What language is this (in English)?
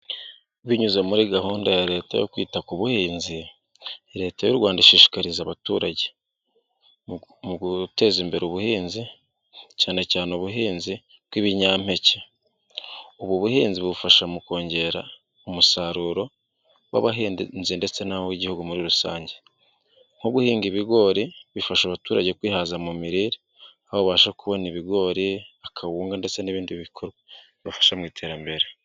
Kinyarwanda